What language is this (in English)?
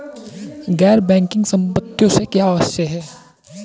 Hindi